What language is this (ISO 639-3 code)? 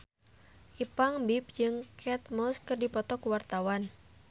sun